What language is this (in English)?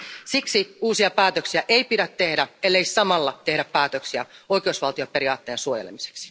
Finnish